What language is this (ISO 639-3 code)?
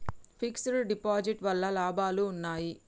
tel